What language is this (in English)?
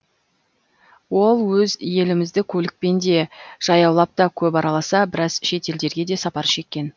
Kazakh